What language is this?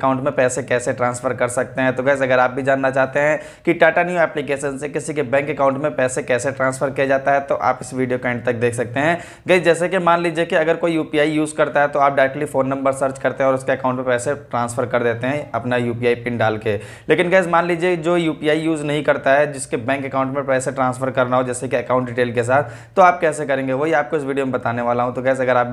Hindi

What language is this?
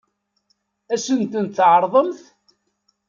Kabyle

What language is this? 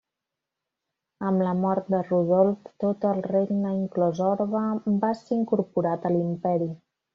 Catalan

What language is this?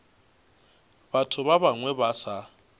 Northern Sotho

